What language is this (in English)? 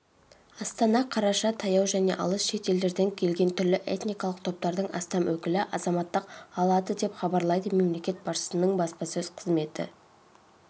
Kazakh